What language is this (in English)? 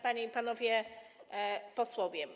Polish